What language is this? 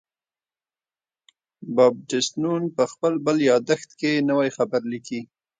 Pashto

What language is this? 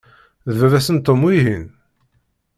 Kabyle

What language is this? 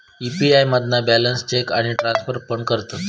Marathi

